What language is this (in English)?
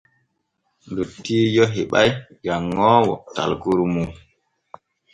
Borgu Fulfulde